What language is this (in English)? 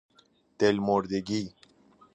Persian